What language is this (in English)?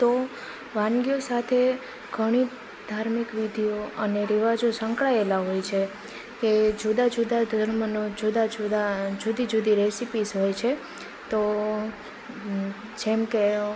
Gujarati